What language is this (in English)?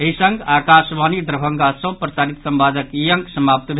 Maithili